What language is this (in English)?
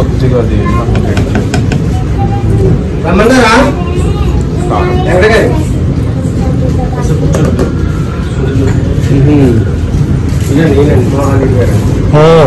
Telugu